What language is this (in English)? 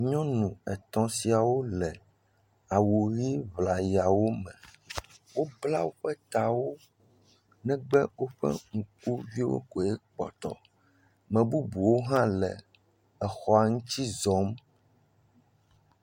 Ewe